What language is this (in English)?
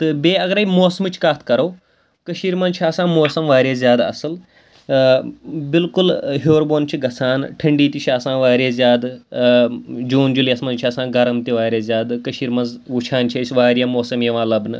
Kashmiri